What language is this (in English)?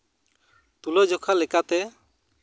Santali